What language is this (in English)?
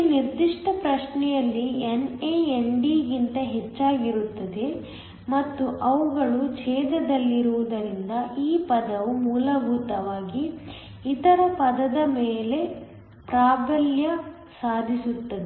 Kannada